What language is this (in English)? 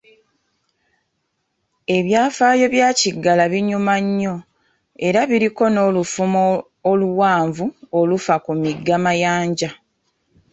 Ganda